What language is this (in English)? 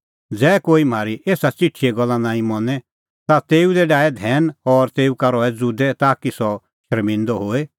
Kullu Pahari